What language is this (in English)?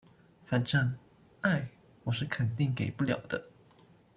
Chinese